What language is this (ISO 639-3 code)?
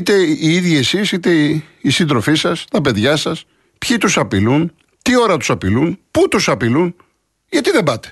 ell